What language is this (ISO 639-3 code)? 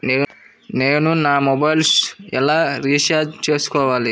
tel